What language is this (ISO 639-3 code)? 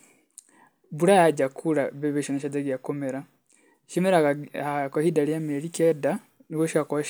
kik